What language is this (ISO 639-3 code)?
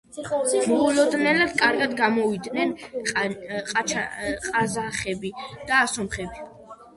kat